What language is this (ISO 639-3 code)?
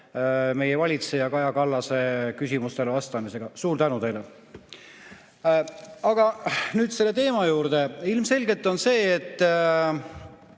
est